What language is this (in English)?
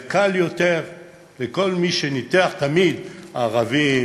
Hebrew